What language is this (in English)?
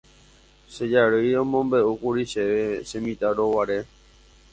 Guarani